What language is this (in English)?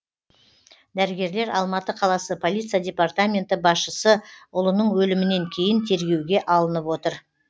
Kazakh